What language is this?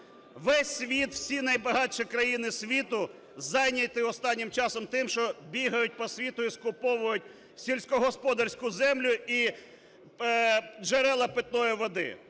Ukrainian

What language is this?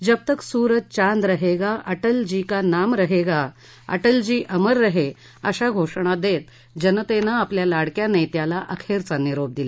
Marathi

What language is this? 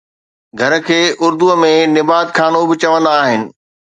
Sindhi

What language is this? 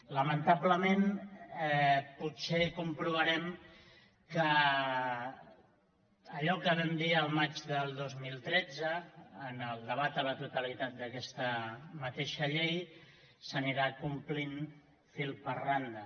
Catalan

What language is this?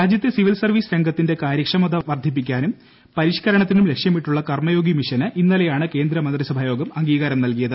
Malayalam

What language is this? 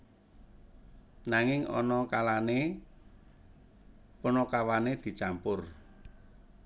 Javanese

